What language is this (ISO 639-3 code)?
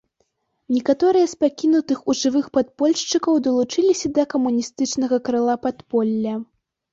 bel